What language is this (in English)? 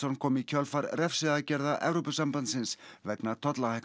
Icelandic